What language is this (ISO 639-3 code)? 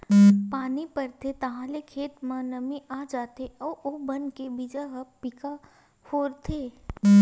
hne